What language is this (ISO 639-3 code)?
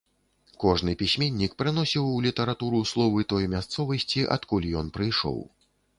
bel